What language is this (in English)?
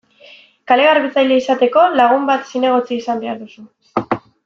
Basque